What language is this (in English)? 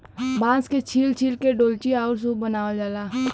Bhojpuri